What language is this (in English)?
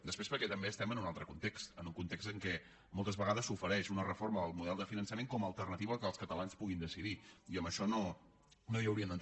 Catalan